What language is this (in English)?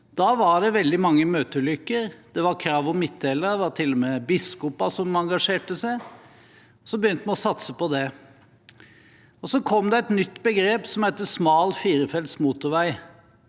Norwegian